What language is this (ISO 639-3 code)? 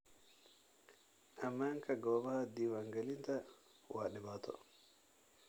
som